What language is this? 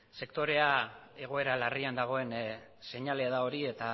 Basque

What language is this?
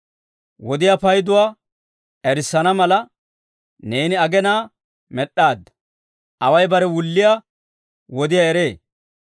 Dawro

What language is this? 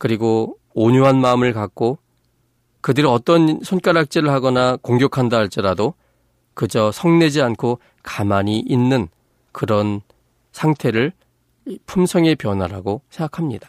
Korean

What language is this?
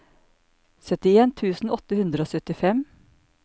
Norwegian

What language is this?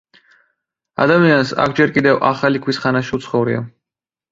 Georgian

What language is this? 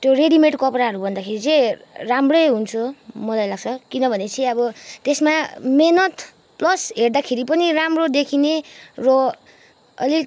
Nepali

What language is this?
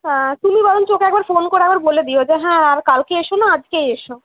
Bangla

